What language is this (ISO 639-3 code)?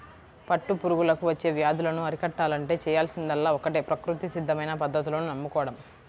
tel